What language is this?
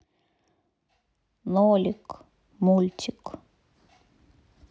Russian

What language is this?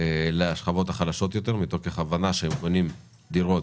Hebrew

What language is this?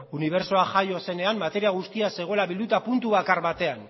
Basque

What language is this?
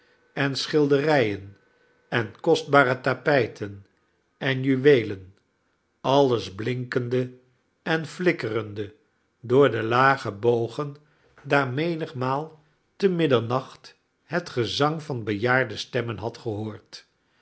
Dutch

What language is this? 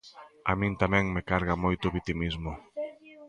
Galician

